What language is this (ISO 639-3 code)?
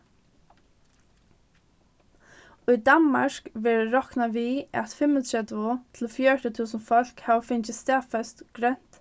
fao